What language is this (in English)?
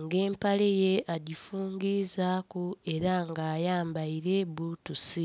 Soga